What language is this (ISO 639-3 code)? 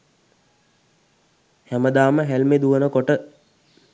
sin